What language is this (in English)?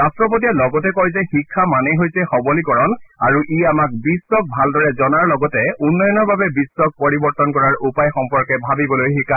Assamese